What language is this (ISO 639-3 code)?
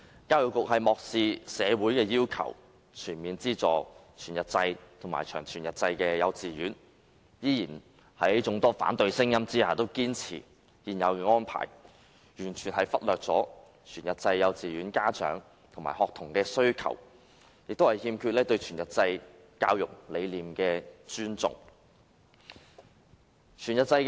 yue